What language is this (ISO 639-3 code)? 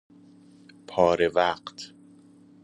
fas